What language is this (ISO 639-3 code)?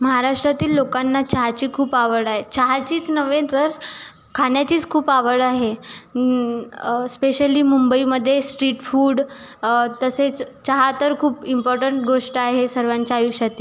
mar